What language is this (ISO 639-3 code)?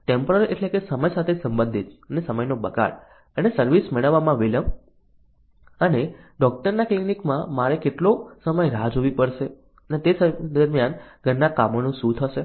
guj